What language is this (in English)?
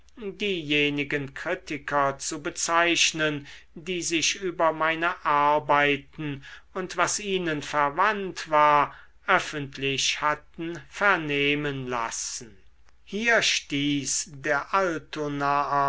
German